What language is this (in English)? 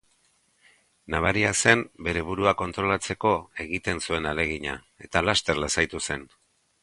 Basque